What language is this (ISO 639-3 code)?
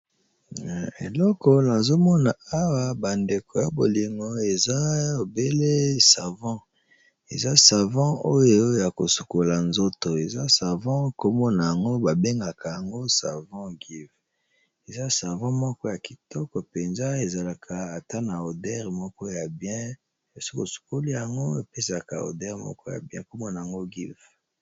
lin